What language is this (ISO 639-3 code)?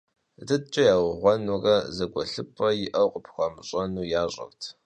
kbd